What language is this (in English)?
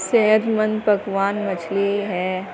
Urdu